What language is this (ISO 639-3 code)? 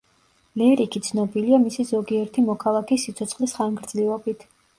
kat